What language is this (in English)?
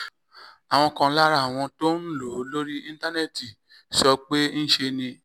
Yoruba